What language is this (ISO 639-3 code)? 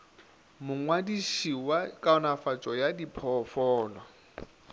nso